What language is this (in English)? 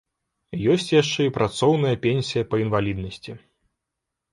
Belarusian